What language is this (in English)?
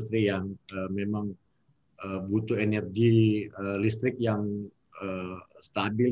Indonesian